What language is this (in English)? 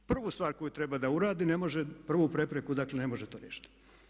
Croatian